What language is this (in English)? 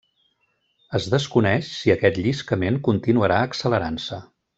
Catalan